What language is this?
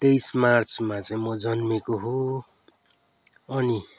Nepali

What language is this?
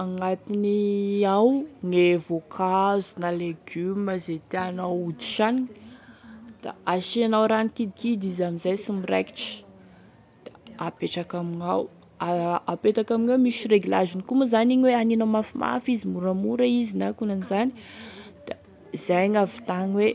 Tesaka Malagasy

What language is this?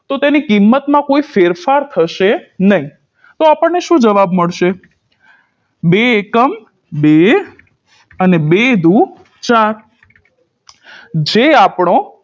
Gujarati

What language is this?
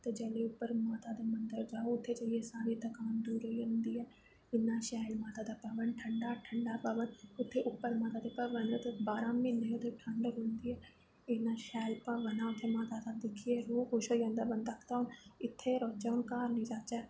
Dogri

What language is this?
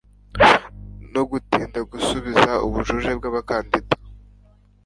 Kinyarwanda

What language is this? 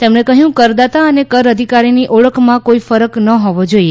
Gujarati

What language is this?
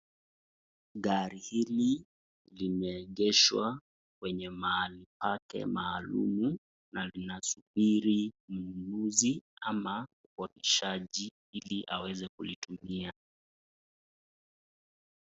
Swahili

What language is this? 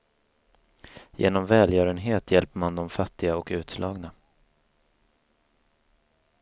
Swedish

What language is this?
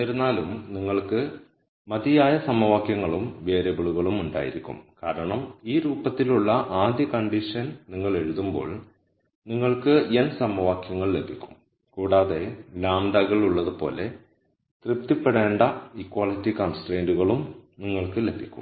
Malayalam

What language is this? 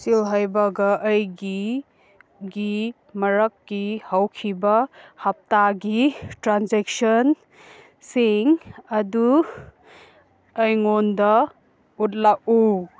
Manipuri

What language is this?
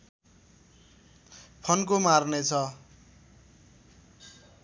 Nepali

